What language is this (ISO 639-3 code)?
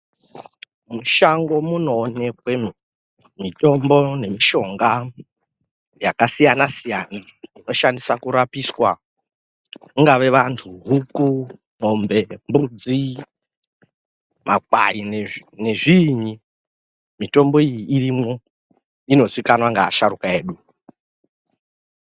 ndc